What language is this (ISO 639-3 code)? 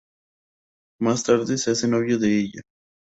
spa